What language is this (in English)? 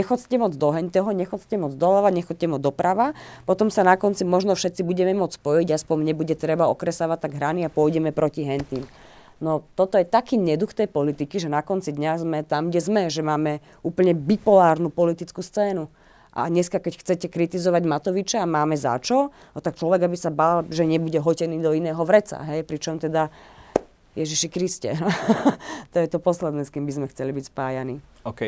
Slovak